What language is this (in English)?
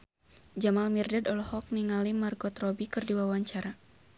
Sundanese